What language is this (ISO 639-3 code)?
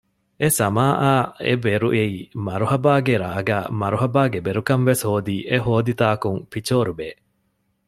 div